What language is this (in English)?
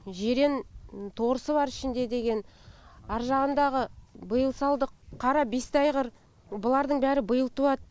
Kazakh